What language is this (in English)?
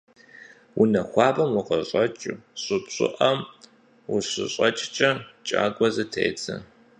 Kabardian